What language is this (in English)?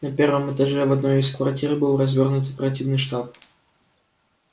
Russian